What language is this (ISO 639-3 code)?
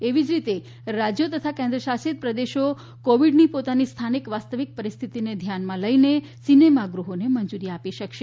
guj